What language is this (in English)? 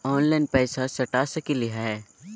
Magahi